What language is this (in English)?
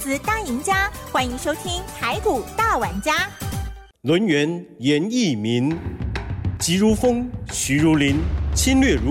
Chinese